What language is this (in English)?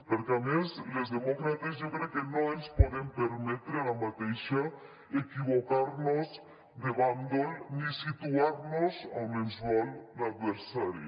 Catalan